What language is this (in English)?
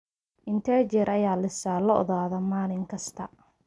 Somali